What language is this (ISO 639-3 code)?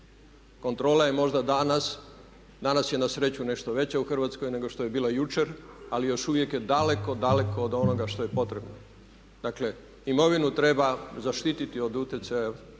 hrv